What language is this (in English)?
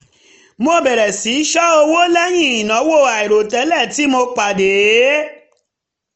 Yoruba